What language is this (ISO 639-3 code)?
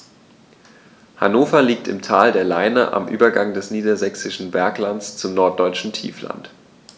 deu